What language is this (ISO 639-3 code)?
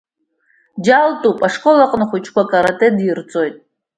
abk